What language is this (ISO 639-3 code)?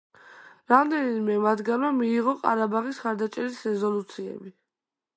kat